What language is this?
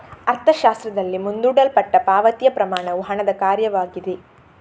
Kannada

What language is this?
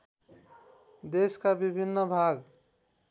Nepali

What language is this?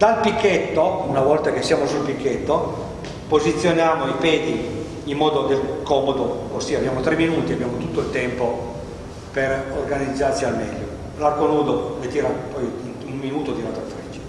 Italian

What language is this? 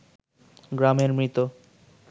Bangla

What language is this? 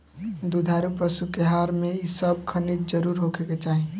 Bhojpuri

